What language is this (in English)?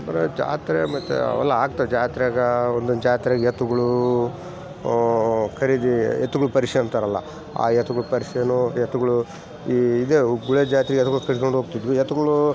Kannada